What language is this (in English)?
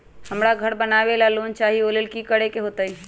Magahi